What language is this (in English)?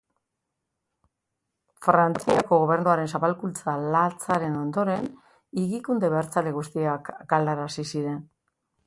Basque